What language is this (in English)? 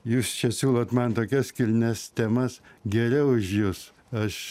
Lithuanian